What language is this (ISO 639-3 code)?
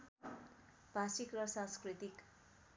nep